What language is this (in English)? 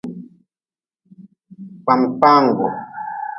Nawdm